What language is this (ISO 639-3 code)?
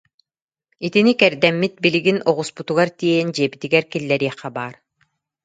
sah